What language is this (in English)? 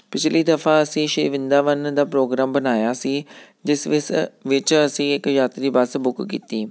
Punjabi